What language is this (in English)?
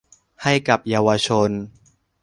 Thai